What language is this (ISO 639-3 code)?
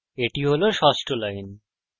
ben